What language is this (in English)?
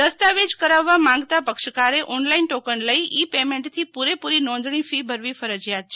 Gujarati